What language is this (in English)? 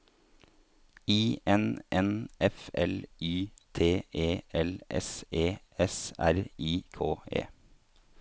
Norwegian